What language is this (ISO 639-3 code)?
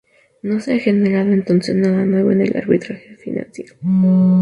spa